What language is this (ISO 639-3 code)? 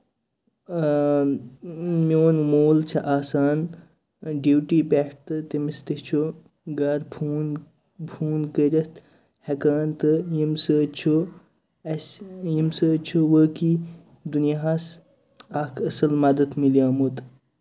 kas